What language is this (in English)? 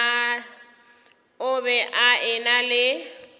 Northern Sotho